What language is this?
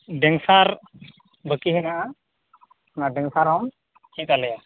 Santali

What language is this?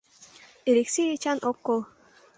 Mari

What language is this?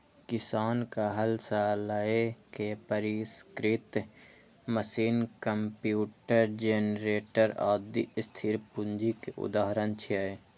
Maithili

